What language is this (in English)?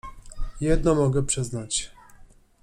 Polish